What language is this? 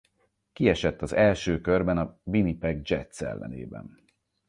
Hungarian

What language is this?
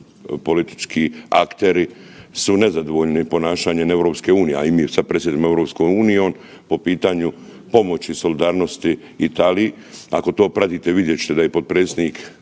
Croatian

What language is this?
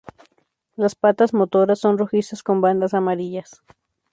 Spanish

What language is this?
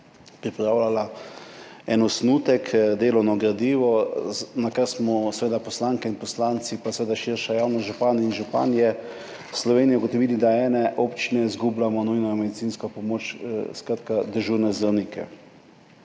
Slovenian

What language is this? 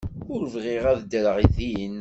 Kabyle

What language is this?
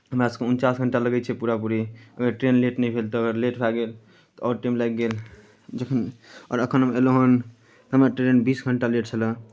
Maithili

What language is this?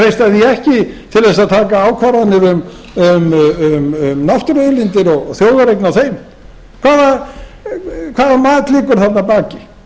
Icelandic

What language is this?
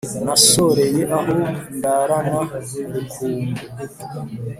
Kinyarwanda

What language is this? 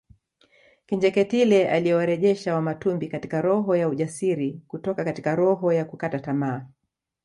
Swahili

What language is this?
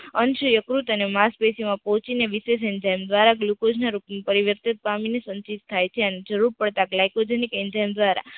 Gujarati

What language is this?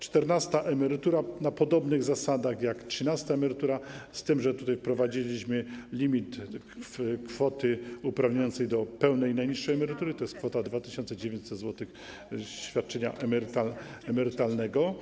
Polish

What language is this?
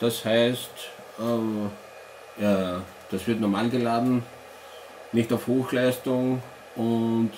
German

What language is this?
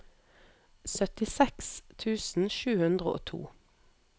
Norwegian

